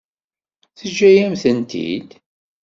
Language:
Kabyle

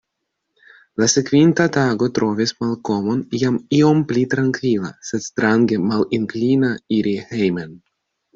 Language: Esperanto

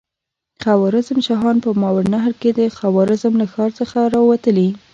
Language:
Pashto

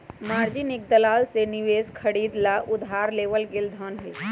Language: Magahi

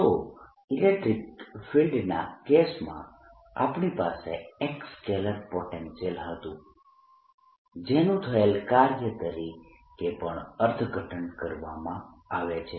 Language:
Gujarati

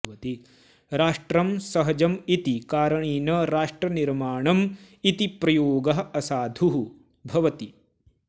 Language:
Sanskrit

